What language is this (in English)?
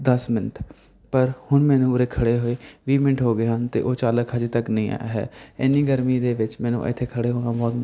Punjabi